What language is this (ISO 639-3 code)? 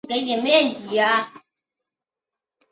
zho